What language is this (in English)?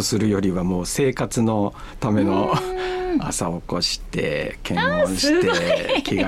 Japanese